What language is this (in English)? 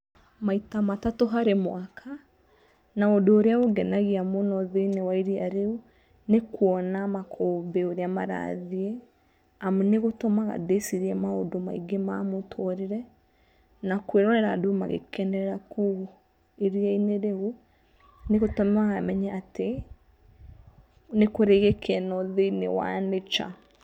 Kikuyu